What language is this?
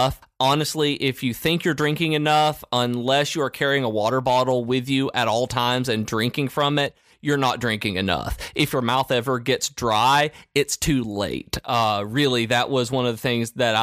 English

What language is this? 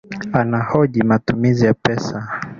Swahili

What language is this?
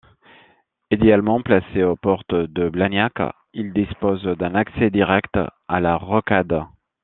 French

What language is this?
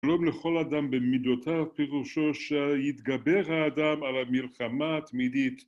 Hebrew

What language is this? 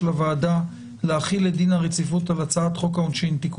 Hebrew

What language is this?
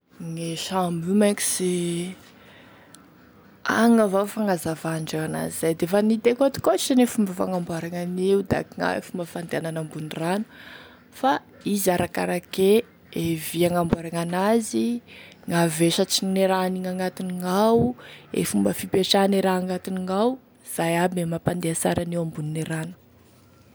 Tesaka Malagasy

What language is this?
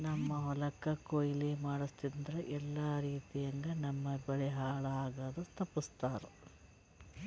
Kannada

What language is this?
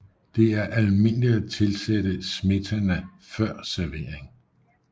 Danish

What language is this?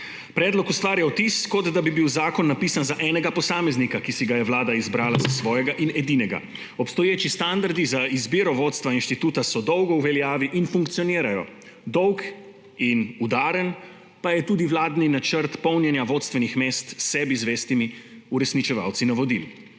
Slovenian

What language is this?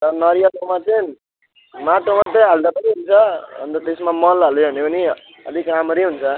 Nepali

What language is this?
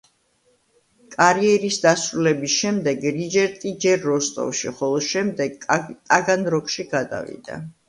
Georgian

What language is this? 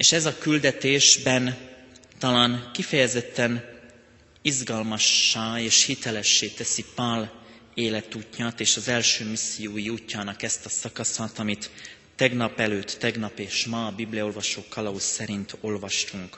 Hungarian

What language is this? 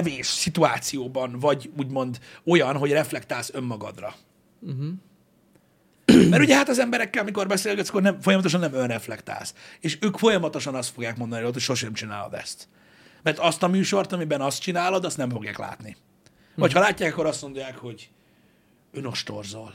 Hungarian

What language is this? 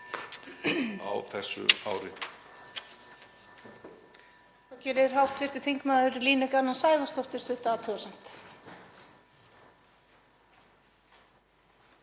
Icelandic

